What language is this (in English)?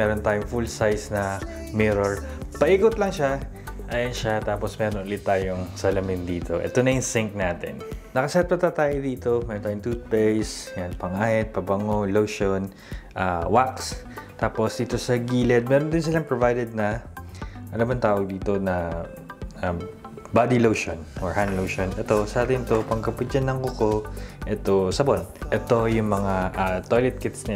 Filipino